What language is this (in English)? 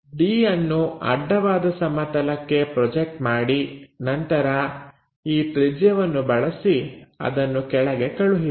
Kannada